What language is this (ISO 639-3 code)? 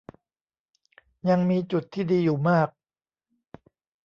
tha